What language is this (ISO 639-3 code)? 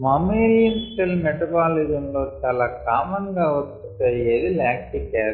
tel